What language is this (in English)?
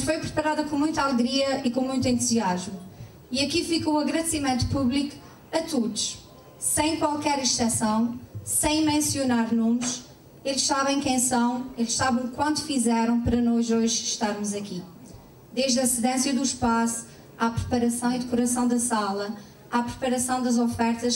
Portuguese